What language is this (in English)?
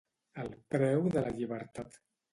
Catalan